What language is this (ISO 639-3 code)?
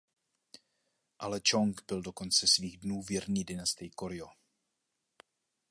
ces